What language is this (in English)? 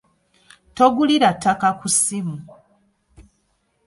Ganda